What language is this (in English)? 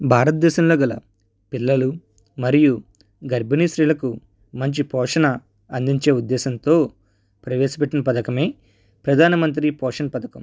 Telugu